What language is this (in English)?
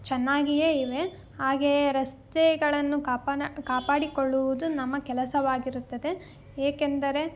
Kannada